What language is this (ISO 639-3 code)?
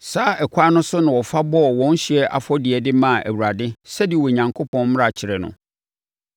aka